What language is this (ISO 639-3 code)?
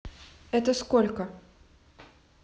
rus